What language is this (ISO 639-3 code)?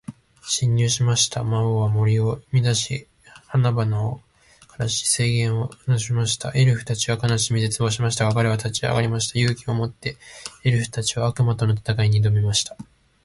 jpn